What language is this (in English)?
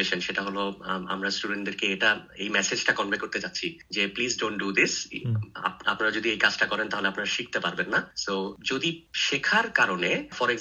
Bangla